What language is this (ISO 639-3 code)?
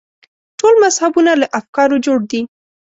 pus